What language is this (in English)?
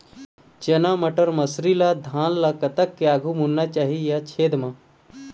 Chhattisgarhi